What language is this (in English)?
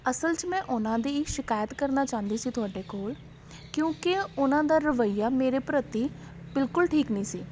Punjabi